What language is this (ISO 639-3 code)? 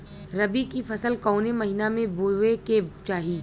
bho